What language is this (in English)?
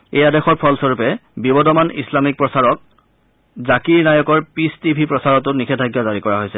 Assamese